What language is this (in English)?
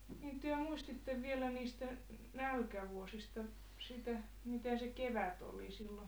Finnish